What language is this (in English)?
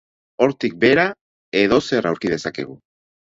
Basque